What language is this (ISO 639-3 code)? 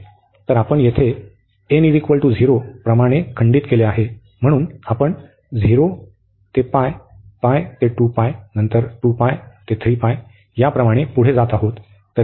mar